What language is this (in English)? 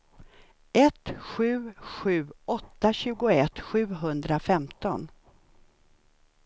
Swedish